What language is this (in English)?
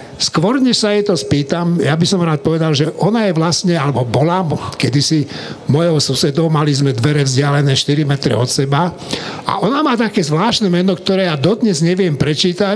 Slovak